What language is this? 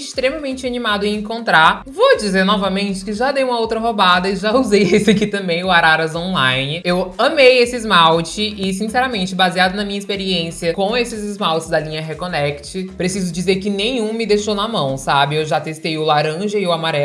Portuguese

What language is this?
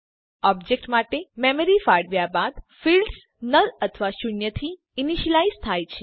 Gujarati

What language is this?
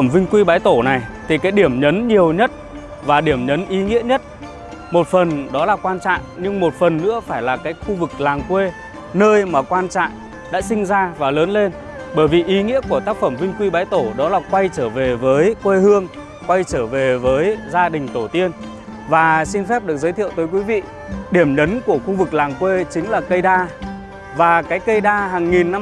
Vietnamese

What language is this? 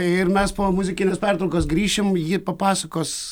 Lithuanian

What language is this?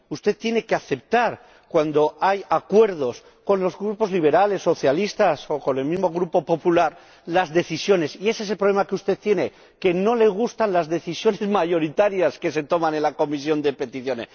Spanish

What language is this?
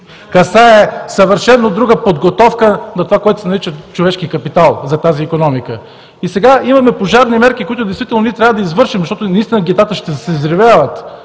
Bulgarian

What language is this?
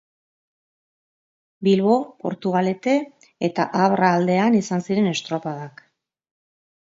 Basque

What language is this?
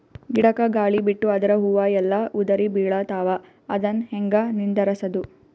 Kannada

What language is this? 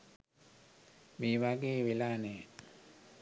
Sinhala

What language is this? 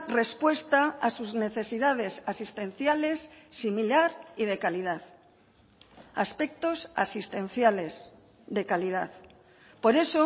Spanish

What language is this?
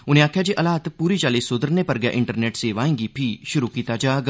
Dogri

